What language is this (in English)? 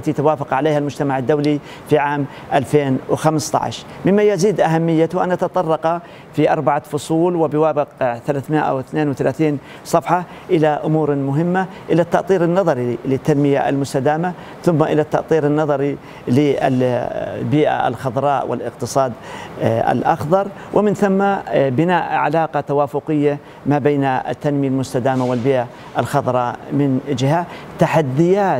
Arabic